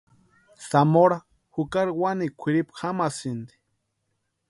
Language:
Western Highland Purepecha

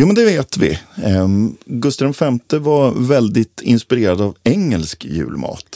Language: Swedish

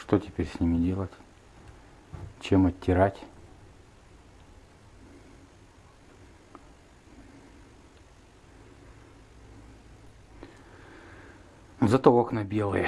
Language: Russian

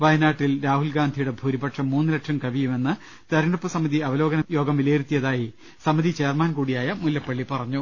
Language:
Malayalam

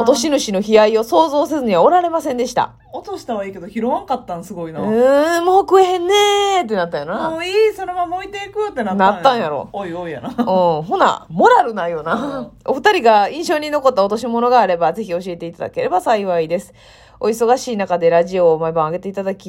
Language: Japanese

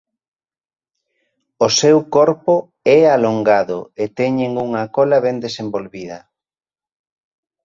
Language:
Galician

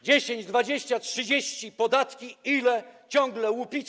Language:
Polish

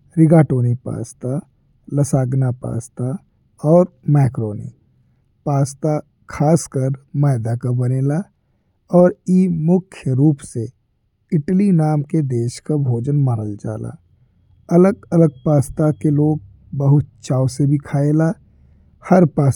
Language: Bhojpuri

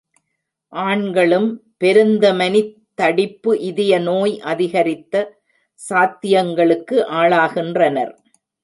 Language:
Tamil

